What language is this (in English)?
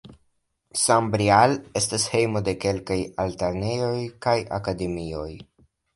Esperanto